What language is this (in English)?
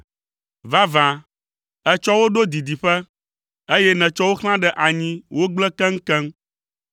Ewe